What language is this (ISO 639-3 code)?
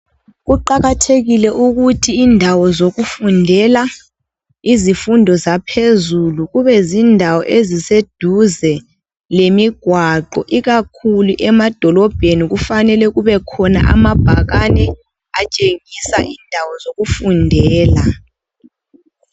nde